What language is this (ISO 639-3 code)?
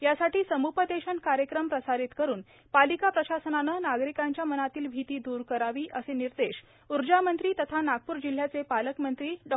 mar